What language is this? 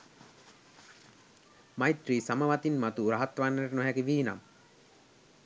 Sinhala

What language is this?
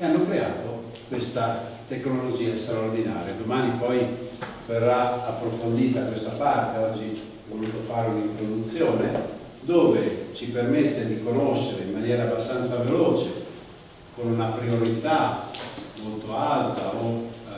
Italian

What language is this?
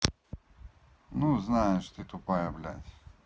Russian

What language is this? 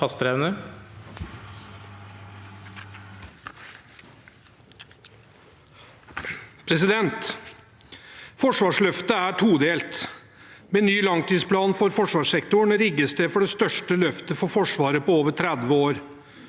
Norwegian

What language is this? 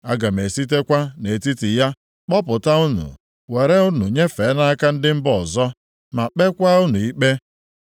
Igbo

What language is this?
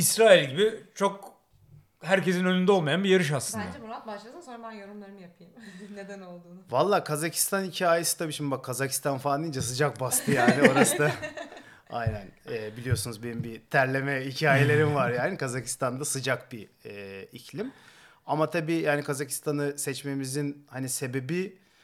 Turkish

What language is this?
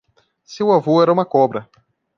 Portuguese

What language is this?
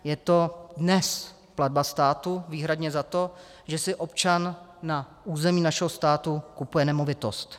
Czech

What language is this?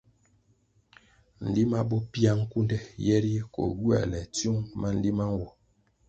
Kwasio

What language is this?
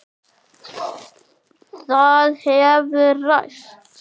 Icelandic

